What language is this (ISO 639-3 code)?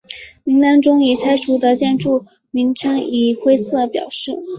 zho